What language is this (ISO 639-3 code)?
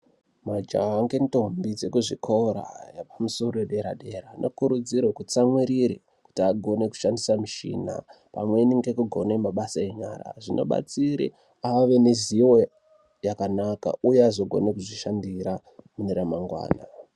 ndc